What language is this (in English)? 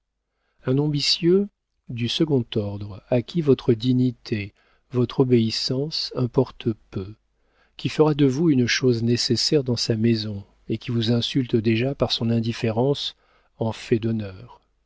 French